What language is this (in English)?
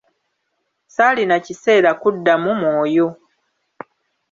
Ganda